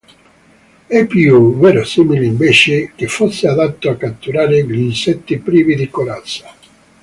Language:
Italian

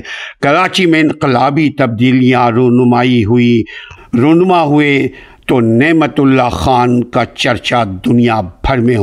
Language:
Urdu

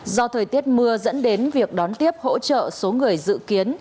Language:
Vietnamese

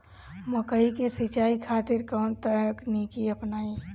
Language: Bhojpuri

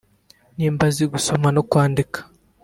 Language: Kinyarwanda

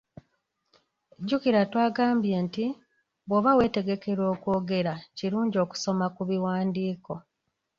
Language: Ganda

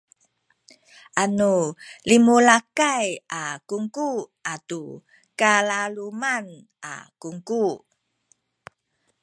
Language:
Sakizaya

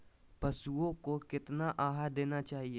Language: Magahi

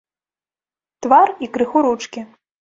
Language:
Belarusian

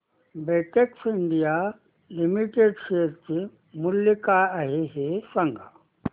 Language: Marathi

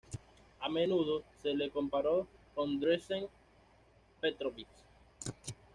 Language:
Spanish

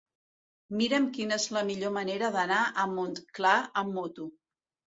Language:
Catalan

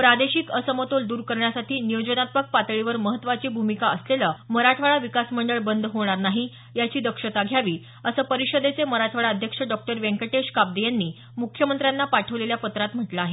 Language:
Marathi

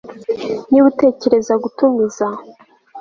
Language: Kinyarwanda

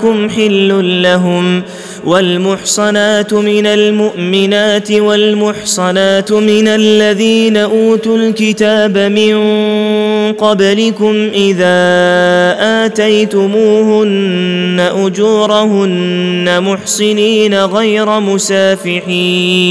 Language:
Arabic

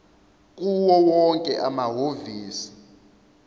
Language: Zulu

